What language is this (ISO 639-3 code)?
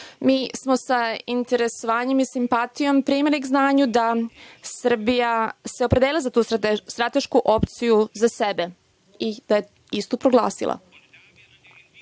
srp